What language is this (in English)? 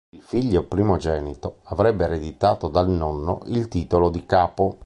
Italian